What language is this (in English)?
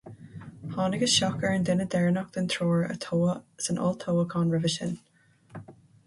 Irish